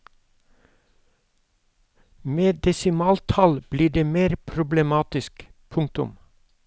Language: Norwegian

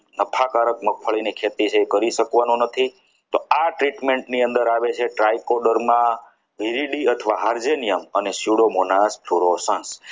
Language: Gujarati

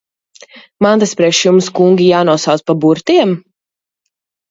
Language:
Latvian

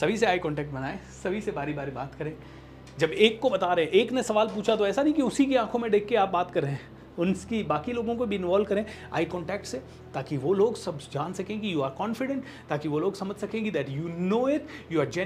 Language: Hindi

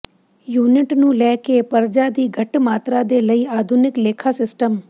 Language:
Punjabi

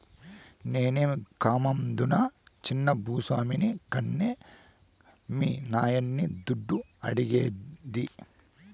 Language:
Telugu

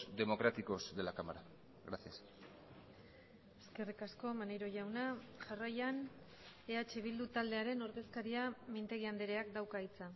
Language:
Basque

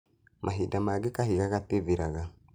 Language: Kikuyu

